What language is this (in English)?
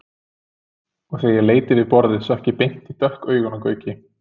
Icelandic